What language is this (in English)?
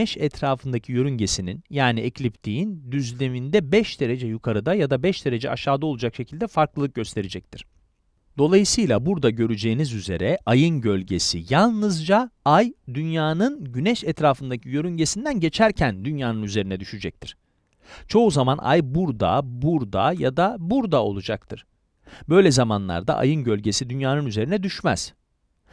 Turkish